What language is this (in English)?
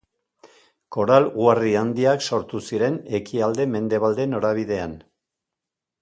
Basque